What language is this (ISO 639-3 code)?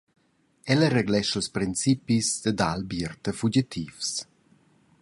roh